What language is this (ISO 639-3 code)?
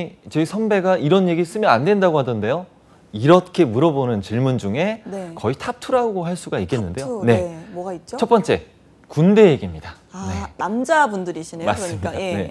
kor